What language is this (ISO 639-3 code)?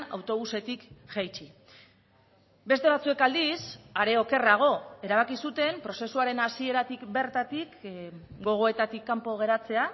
eus